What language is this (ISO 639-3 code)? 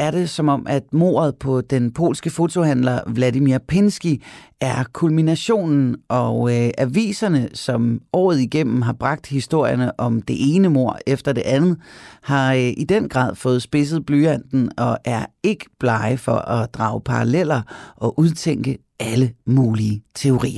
dan